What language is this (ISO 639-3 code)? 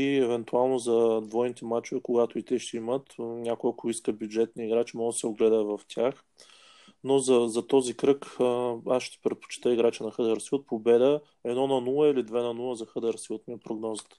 bul